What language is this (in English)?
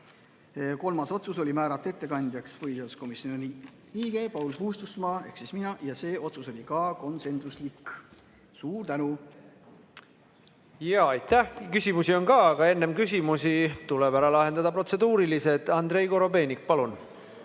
Estonian